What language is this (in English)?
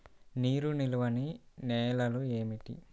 Telugu